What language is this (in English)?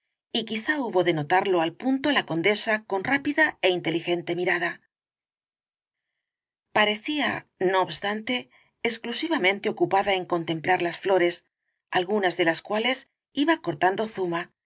Spanish